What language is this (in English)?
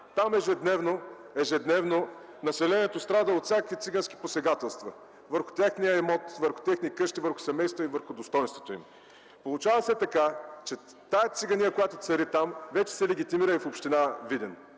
Bulgarian